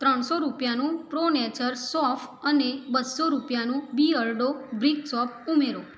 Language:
Gujarati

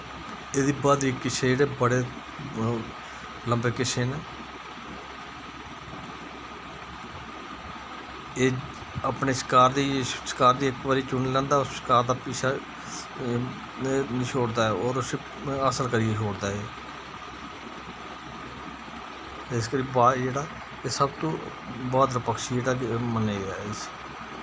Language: Dogri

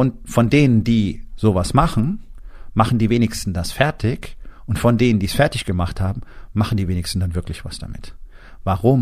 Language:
German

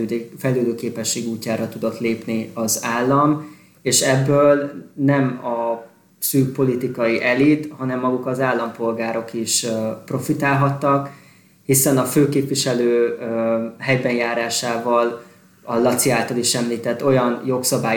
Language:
Hungarian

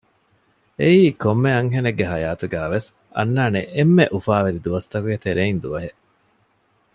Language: Divehi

